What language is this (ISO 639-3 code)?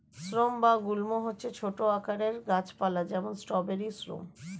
ben